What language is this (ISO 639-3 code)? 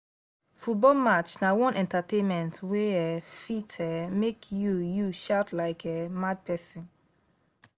pcm